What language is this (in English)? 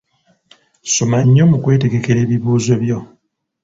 Ganda